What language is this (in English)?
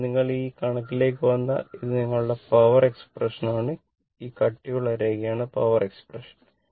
Malayalam